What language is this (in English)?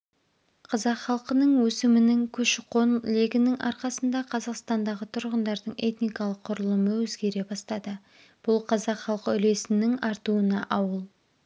Kazakh